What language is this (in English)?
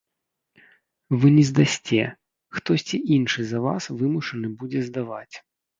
Belarusian